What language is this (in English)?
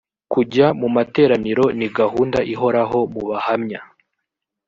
Kinyarwanda